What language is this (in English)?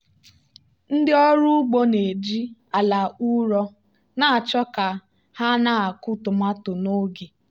Igbo